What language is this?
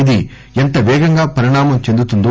Telugu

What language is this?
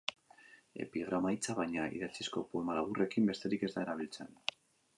Basque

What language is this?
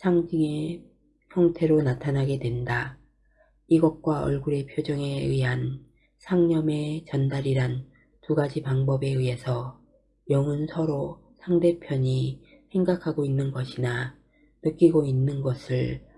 Korean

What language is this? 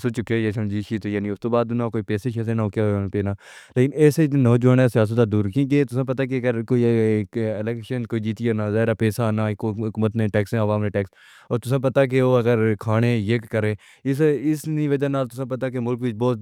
Pahari-Potwari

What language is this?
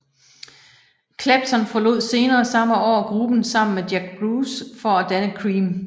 Danish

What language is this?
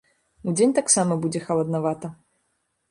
Belarusian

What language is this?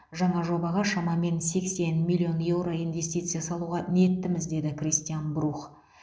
Kazakh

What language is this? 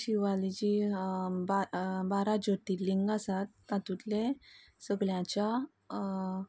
Konkani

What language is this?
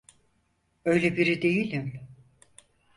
Turkish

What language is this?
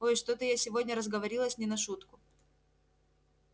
Russian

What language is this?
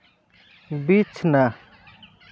Santali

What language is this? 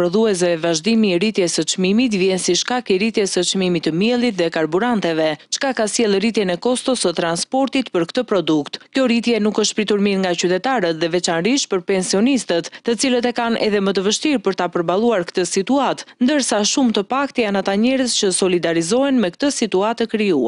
Romanian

